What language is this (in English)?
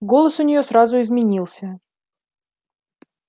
Russian